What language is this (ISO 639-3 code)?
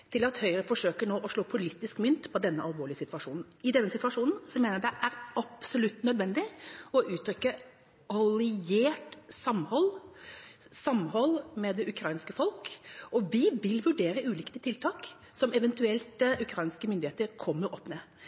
nob